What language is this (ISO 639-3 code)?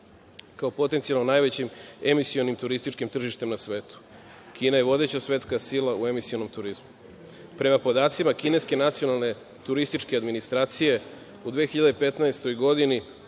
srp